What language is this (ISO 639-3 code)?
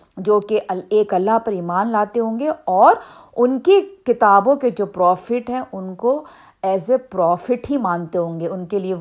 urd